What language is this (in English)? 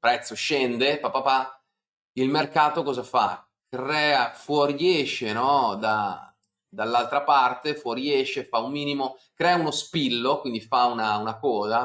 Italian